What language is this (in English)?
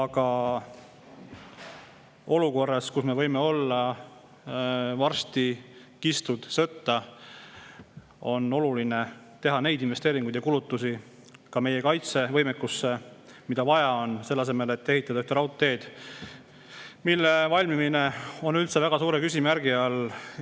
Estonian